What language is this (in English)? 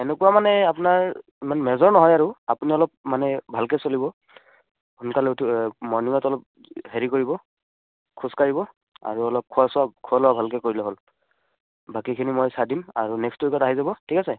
Assamese